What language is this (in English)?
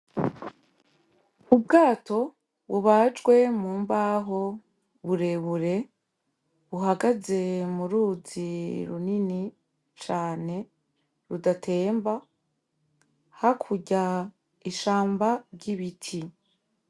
Rundi